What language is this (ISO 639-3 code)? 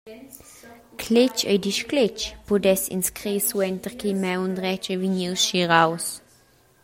roh